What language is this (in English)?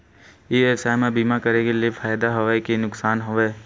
Chhattisgarhi